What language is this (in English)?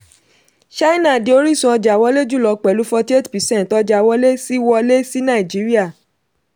Yoruba